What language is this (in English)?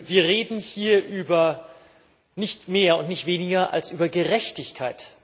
German